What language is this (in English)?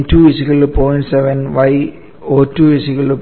Malayalam